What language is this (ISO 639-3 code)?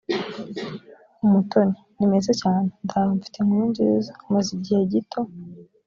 kin